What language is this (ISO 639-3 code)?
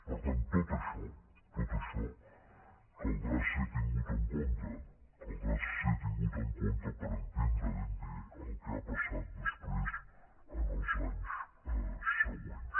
cat